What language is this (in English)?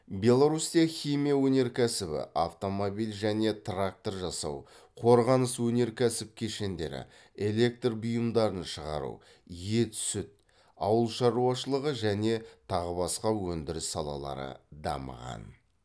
Kazakh